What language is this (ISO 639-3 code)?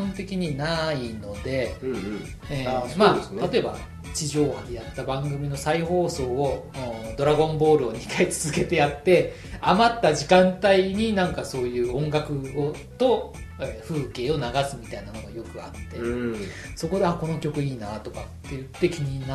jpn